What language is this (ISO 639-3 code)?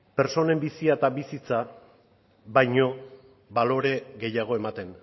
eus